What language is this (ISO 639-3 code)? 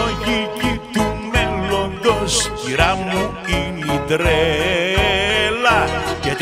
ell